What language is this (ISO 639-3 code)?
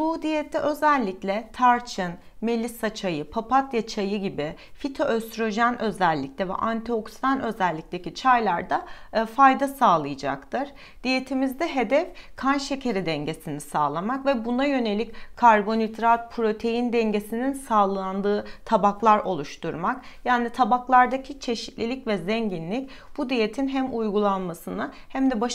tur